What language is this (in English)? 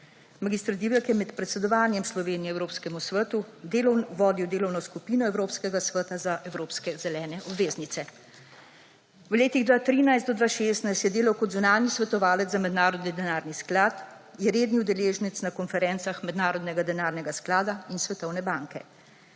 Slovenian